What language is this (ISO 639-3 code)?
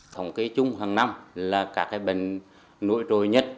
vie